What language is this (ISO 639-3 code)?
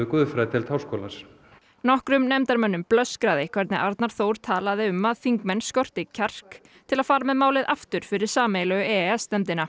isl